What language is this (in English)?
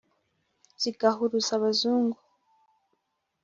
Kinyarwanda